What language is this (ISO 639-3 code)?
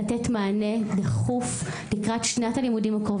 heb